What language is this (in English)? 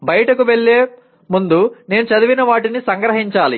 Telugu